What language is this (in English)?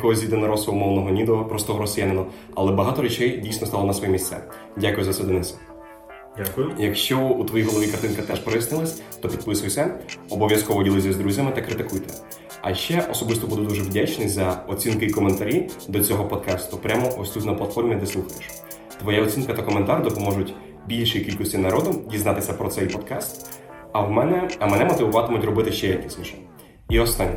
Ukrainian